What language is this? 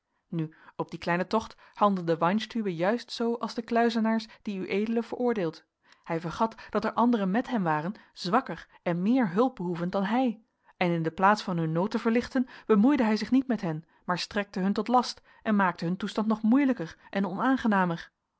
Dutch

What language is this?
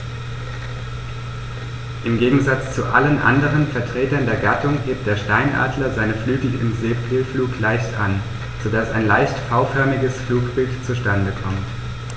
German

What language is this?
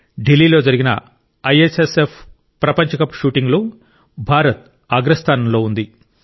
Telugu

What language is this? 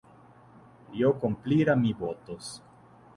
Interlingua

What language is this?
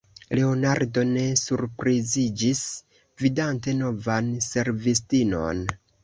Esperanto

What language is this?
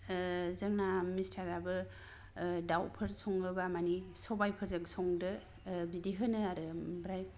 Bodo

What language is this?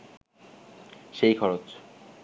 Bangla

